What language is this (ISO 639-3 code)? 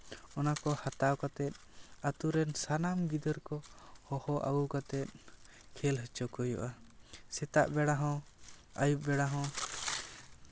sat